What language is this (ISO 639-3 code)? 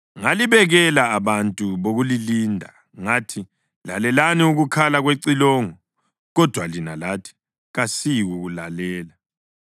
nde